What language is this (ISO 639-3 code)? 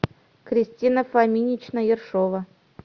rus